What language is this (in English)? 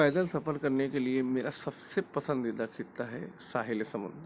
Urdu